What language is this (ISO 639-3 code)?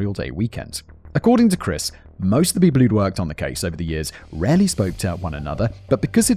eng